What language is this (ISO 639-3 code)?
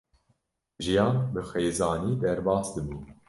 kur